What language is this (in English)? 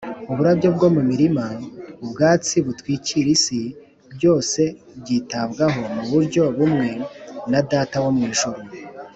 Kinyarwanda